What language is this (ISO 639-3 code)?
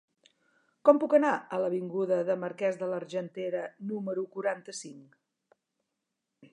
cat